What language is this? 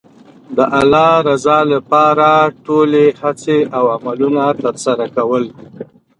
Pashto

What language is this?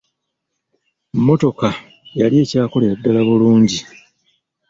Ganda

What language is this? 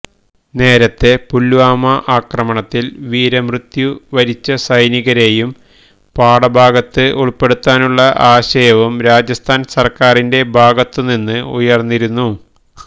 Malayalam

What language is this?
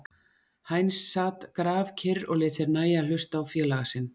Icelandic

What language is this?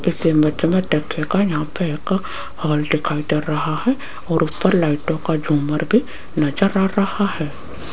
Hindi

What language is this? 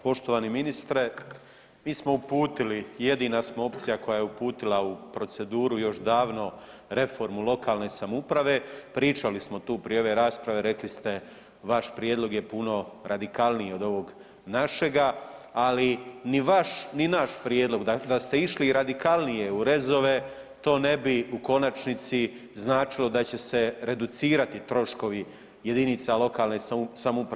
Croatian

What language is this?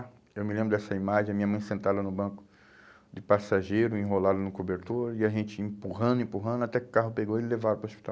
Portuguese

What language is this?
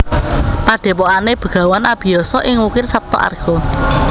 Javanese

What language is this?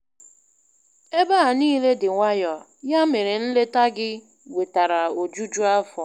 Igbo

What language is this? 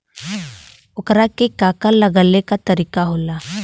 Bhojpuri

